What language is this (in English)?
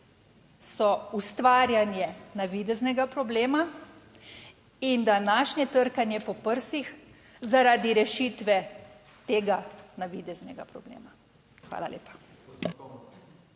Slovenian